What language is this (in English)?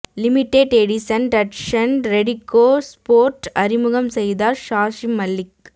Tamil